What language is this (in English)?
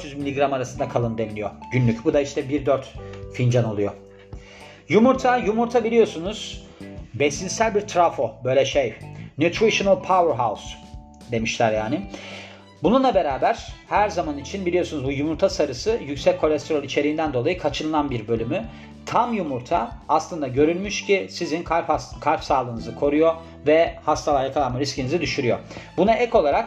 Turkish